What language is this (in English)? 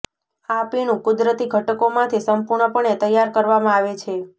Gujarati